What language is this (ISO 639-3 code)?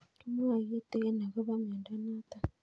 kln